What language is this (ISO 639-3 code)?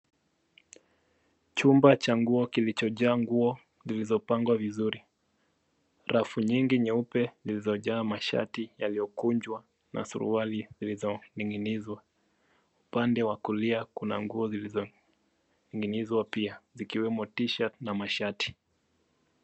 swa